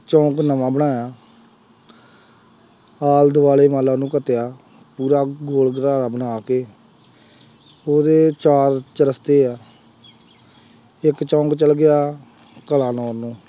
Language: Punjabi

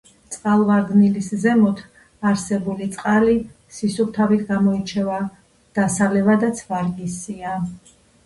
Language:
Georgian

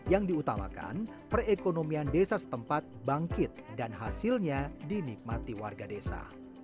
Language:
Indonesian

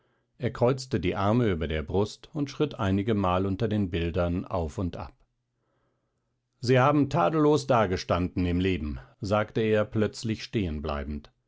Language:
German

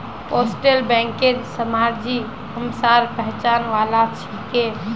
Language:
Magahi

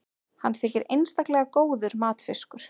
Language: Icelandic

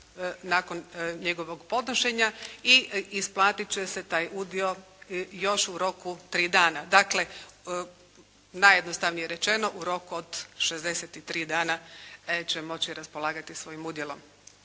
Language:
Croatian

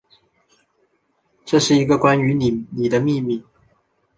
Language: Chinese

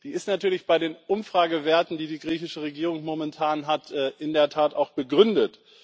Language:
German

